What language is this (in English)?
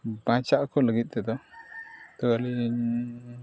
Santali